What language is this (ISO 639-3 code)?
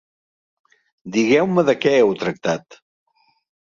cat